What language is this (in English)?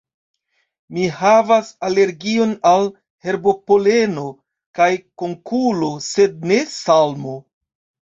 Esperanto